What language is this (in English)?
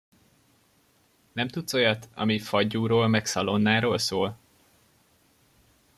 Hungarian